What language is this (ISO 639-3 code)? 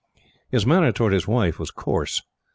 eng